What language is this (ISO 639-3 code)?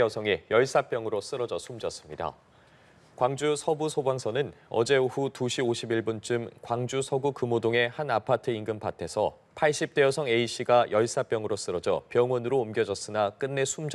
kor